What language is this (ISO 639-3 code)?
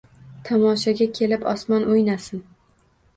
uzb